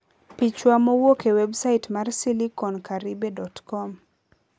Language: Luo (Kenya and Tanzania)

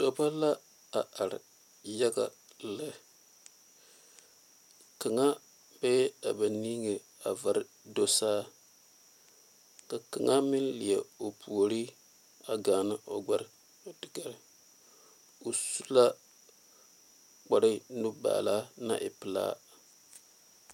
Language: Southern Dagaare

